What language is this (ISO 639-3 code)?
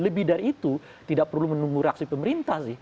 ind